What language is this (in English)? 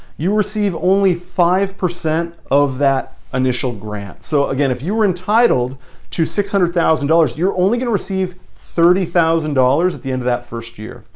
English